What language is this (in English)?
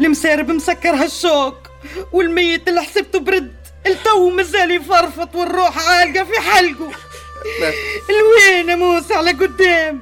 Arabic